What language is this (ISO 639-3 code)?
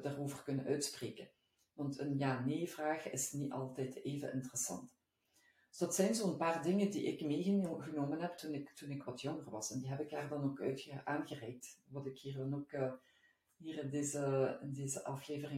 nld